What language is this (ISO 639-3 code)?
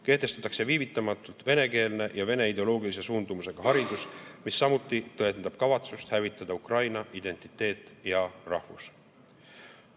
est